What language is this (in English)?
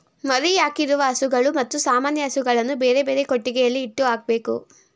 Kannada